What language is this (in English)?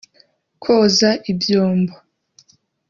Kinyarwanda